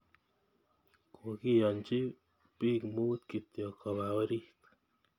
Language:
Kalenjin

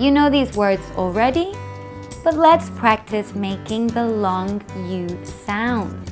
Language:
English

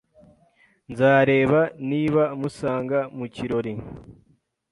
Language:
Kinyarwanda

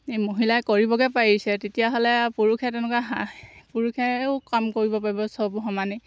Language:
Assamese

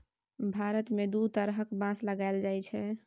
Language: Maithili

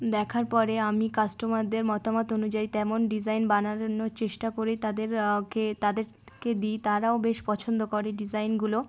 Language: Bangla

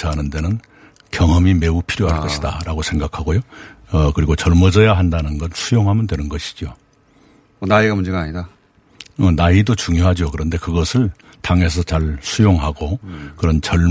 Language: Korean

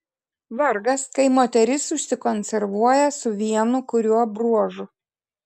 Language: Lithuanian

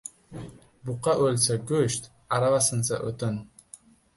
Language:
Uzbek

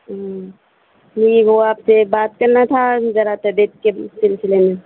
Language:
Urdu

